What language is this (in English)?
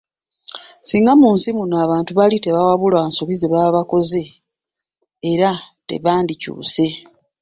Ganda